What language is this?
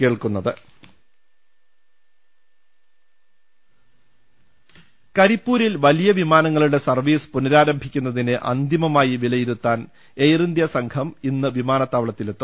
Malayalam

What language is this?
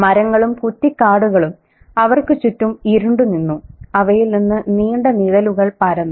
Malayalam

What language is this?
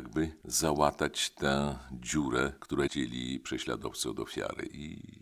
Polish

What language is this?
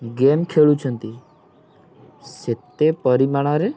Odia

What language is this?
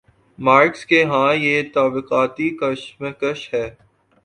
Urdu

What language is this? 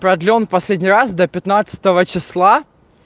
Russian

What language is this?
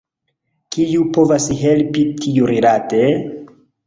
Esperanto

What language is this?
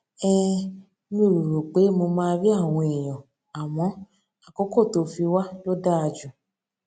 Yoruba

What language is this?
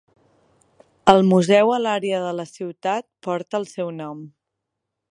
Catalan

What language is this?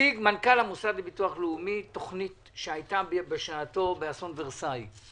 Hebrew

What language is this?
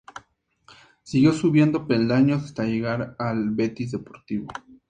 Spanish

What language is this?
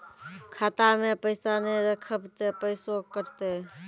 Maithili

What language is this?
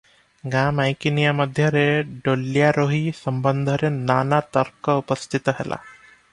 Odia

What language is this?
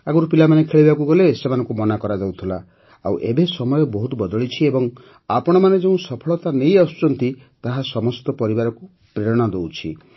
Odia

